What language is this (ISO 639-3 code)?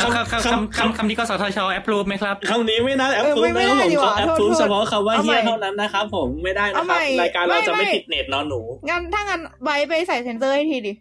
tha